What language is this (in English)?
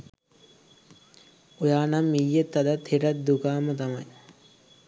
Sinhala